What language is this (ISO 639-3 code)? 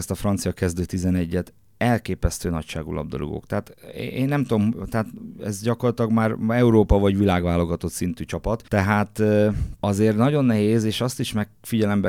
hun